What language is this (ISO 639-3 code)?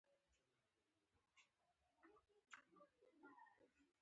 pus